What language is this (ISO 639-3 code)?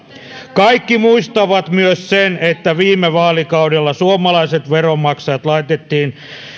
fin